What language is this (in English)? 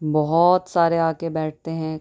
Urdu